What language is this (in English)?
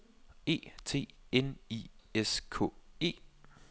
Danish